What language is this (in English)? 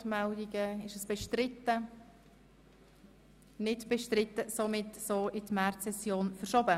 Swiss German